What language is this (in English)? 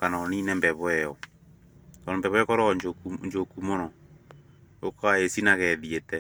Kikuyu